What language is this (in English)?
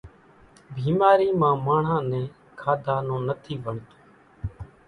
Kachi Koli